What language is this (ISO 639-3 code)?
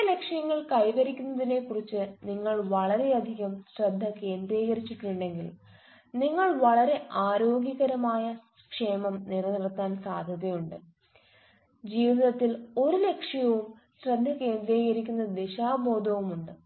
mal